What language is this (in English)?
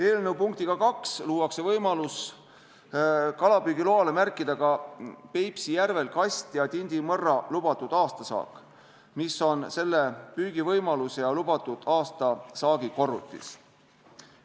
Estonian